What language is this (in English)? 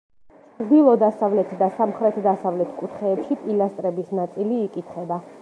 Georgian